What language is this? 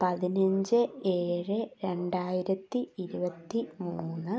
Malayalam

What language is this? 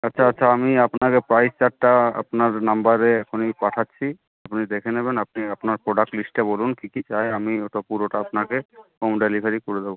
Bangla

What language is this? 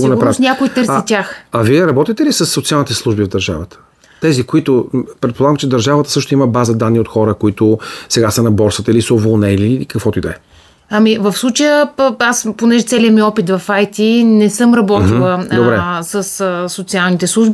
Bulgarian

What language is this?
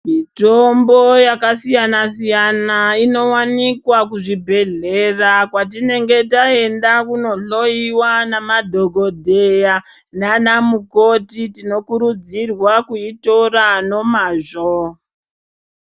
Ndau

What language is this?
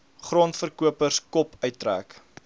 Afrikaans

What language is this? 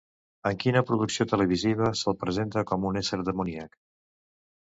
Catalan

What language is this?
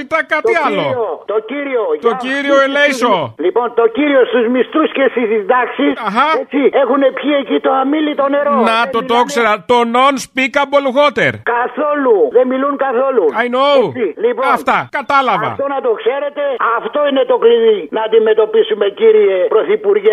Greek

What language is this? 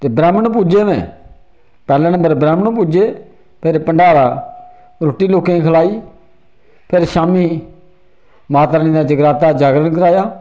Dogri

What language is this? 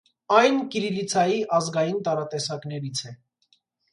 Armenian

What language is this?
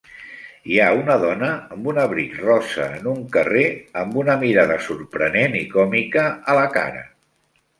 Catalan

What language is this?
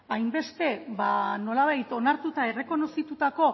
Basque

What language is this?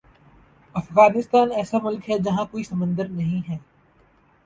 Urdu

